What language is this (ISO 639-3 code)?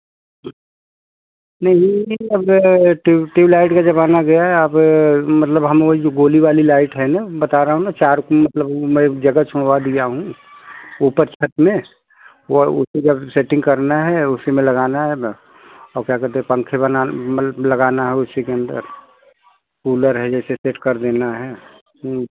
hin